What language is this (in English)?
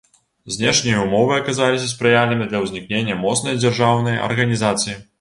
Belarusian